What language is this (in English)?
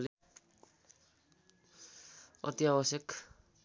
Nepali